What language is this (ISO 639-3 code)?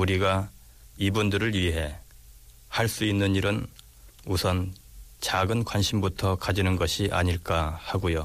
kor